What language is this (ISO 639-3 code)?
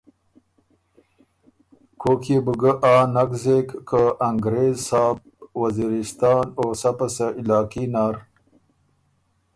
oru